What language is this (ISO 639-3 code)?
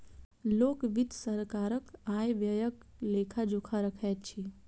mai